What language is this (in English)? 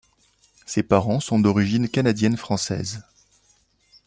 French